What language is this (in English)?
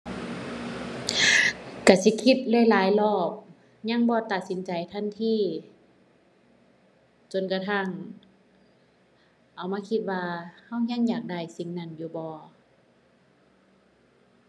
Thai